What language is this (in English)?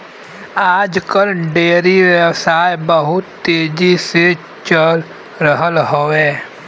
Bhojpuri